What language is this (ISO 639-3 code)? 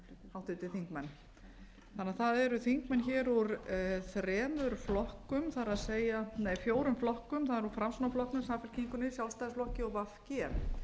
isl